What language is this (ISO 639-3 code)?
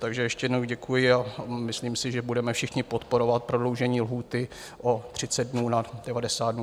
ces